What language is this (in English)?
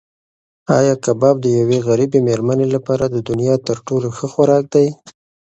Pashto